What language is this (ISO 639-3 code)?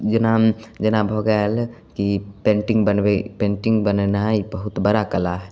mai